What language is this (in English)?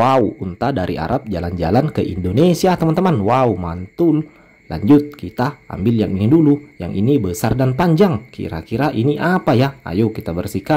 Indonesian